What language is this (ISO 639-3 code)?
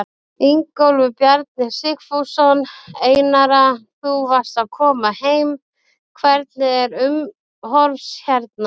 isl